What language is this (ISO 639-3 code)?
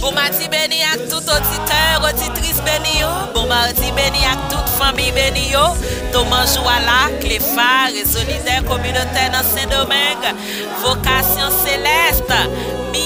fra